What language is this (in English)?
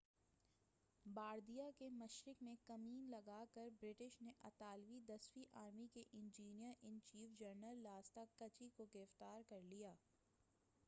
Urdu